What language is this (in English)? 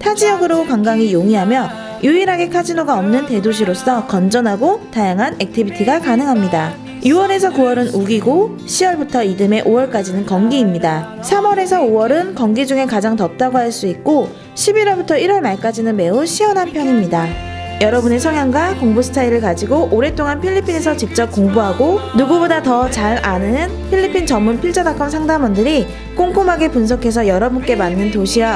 Korean